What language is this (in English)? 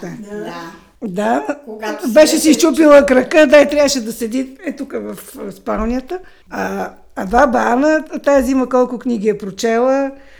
Bulgarian